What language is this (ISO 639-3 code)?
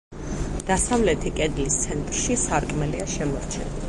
kat